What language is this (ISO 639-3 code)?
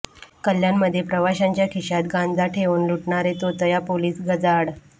mar